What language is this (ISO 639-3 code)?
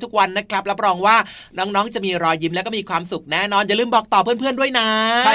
tha